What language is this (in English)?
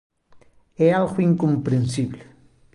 Galician